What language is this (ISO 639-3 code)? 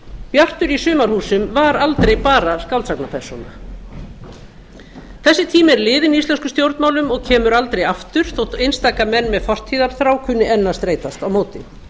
isl